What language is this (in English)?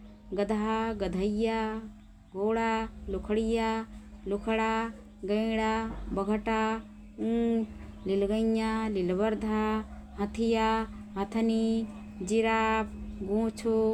Rana Tharu